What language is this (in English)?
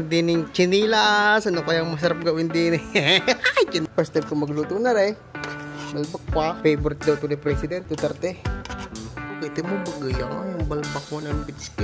Filipino